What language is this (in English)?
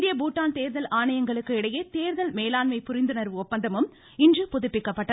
Tamil